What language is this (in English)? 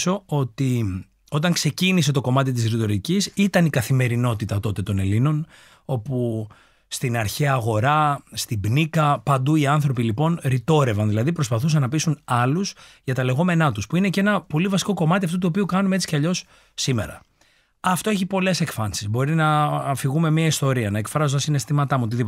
Greek